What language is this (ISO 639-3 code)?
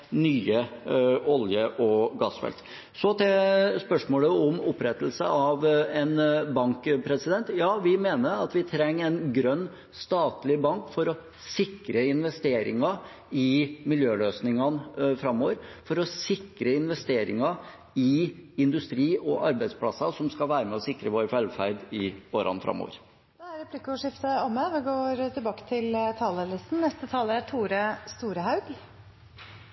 nor